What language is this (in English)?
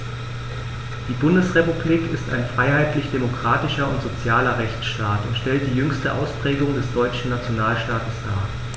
German